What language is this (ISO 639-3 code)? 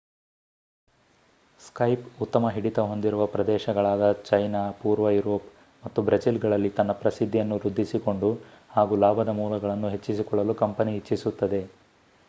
kan